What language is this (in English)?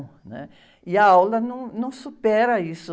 Portuguese